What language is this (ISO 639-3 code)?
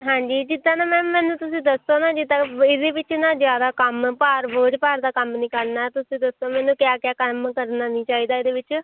pan